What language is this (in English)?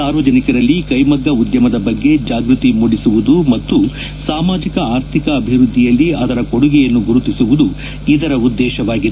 Kannada